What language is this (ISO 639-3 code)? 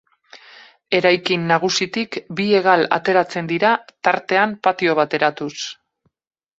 eus